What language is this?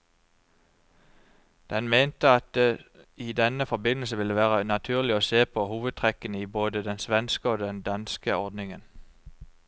Norwegian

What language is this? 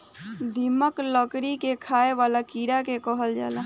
Bhojpuri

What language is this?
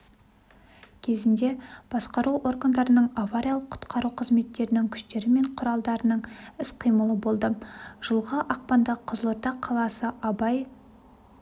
Kazakh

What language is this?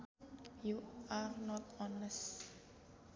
Sundanese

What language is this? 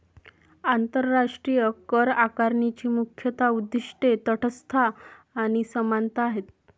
Marathi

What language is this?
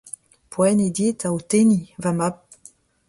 Breton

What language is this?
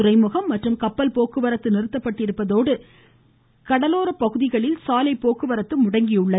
Tamil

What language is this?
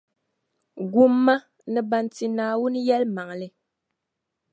Dagbani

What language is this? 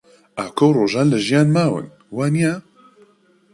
Central Kurdish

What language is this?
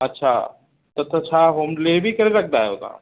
Sindhi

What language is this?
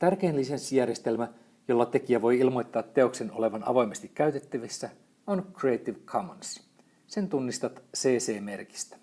Finnish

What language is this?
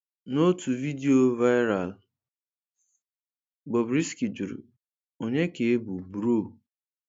Igbo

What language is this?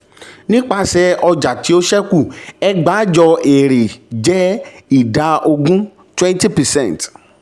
Yoruba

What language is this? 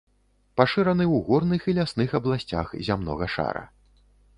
Belarusian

